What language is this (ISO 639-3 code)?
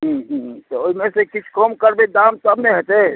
mai